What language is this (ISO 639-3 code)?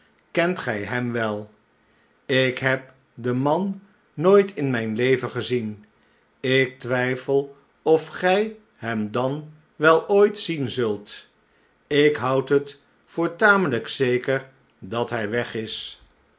nld